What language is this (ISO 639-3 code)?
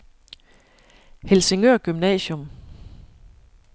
dan